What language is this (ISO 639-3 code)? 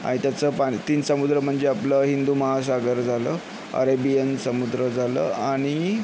mar